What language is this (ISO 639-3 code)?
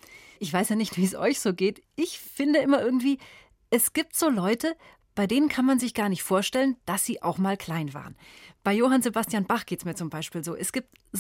deu